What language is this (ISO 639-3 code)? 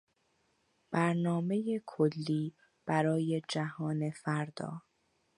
fas